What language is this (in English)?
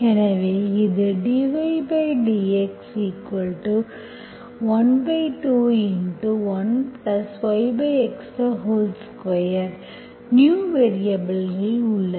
Tamil